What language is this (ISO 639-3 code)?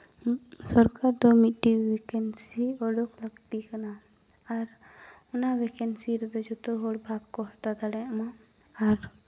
sat